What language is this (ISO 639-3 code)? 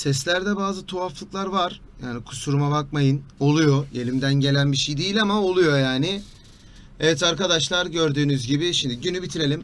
tur